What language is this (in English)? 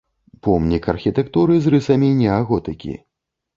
Belarusian